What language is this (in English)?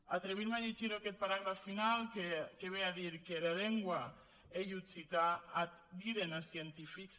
Catalan